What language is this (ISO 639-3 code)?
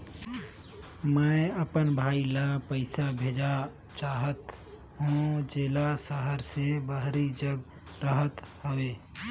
hne